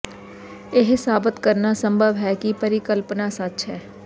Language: Punjabi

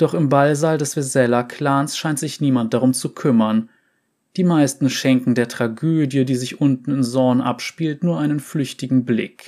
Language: German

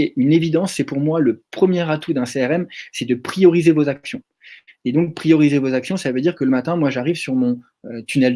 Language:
French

